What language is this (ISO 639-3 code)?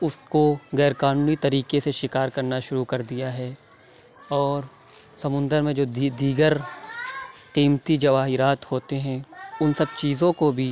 urd